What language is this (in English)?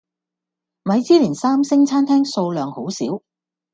Cantonese